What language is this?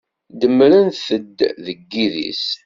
Kabyle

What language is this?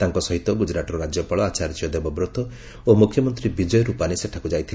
Odia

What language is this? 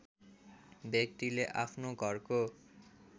Nepali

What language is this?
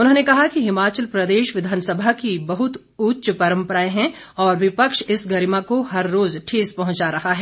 Hindi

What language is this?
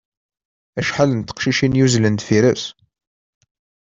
Kabyle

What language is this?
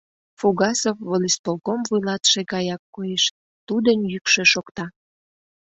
Mari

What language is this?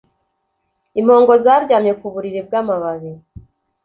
Kinyarwanda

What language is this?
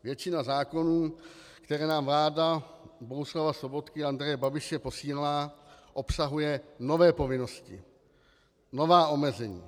Czech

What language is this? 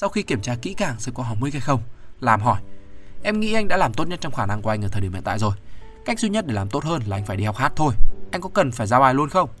Vietnamese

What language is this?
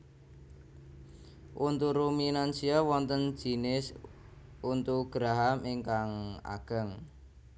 Javanese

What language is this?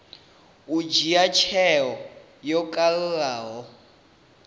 Venda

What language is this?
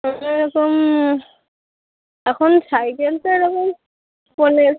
Bangla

